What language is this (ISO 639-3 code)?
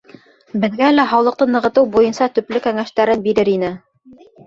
bak